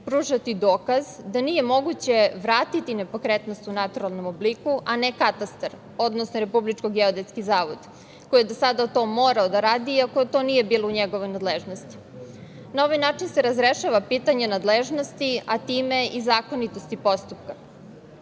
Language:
Serbian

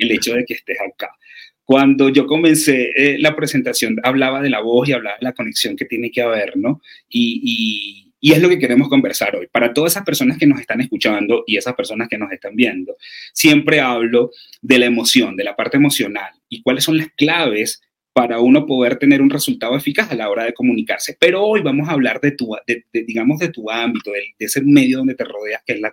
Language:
Spanish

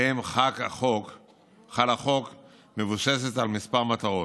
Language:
Hebrew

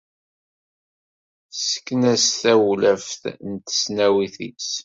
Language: Kabyle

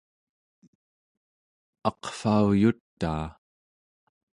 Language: Central Yupik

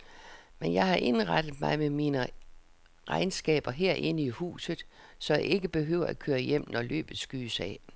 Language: Danish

